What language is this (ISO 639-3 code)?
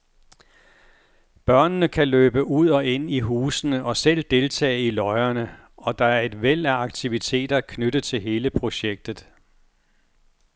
dan